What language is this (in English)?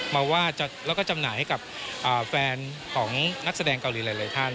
Thai